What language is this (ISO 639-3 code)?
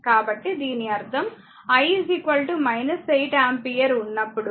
tel